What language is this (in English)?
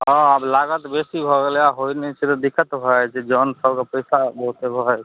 Maithili